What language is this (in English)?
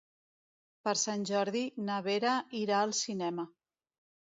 Catalan